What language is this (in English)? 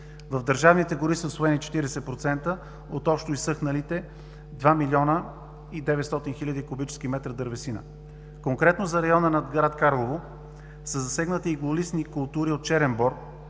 Bulgarian